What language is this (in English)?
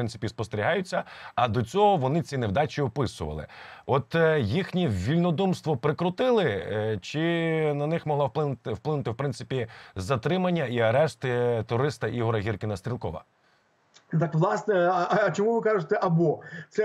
Ukrainian